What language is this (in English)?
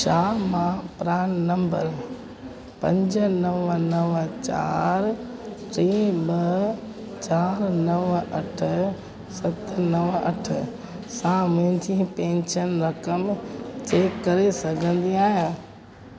Sindhi